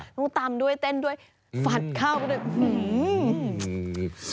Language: Thai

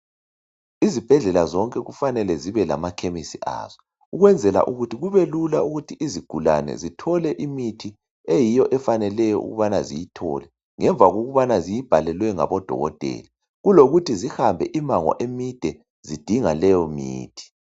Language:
North Ndebele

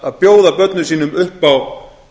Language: Icelandic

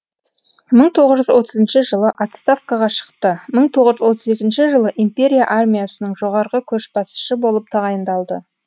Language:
Kazakh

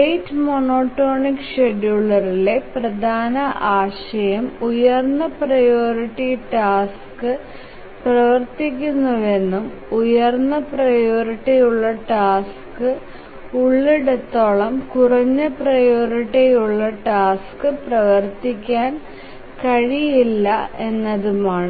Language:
Malayalam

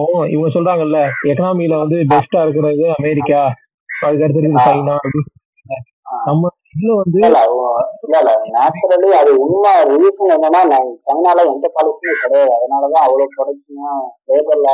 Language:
Tamil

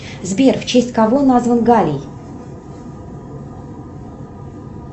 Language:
Russian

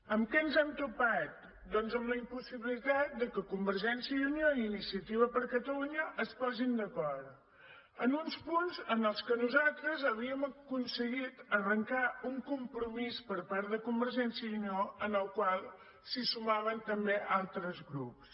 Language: Catalan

